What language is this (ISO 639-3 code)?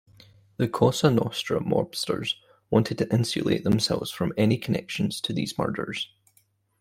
eng